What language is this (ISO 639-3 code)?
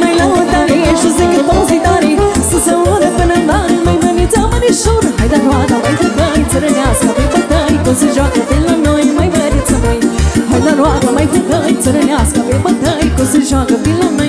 ron